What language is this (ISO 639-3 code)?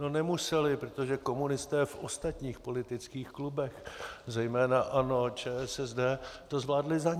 ces